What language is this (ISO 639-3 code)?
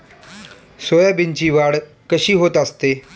mar